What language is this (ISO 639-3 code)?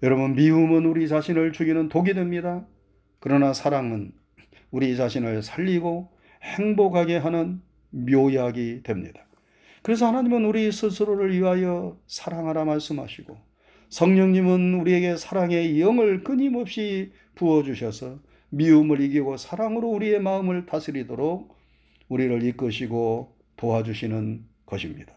kor